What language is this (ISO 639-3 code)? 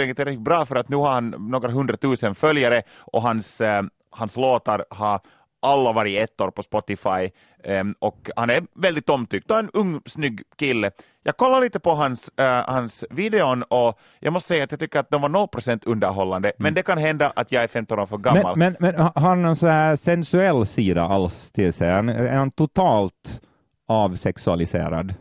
swe